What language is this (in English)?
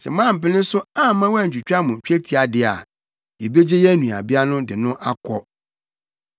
Akan